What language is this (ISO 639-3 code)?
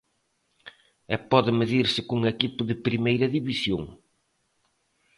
glg